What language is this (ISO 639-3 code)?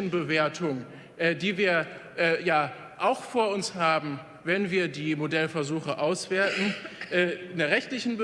deu